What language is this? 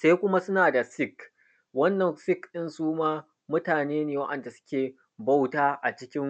Hausa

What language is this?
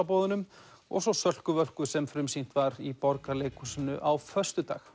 Icelandic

